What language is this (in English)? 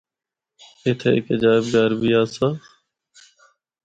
Northern Hindko